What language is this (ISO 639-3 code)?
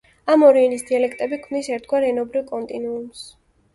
kat